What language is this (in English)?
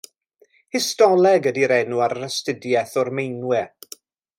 Welsh